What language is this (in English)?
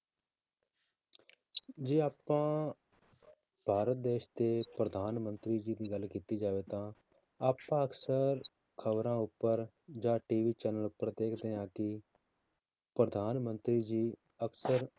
Punjabi